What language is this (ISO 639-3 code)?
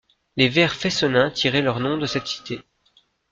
fra